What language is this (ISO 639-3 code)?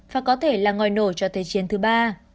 vie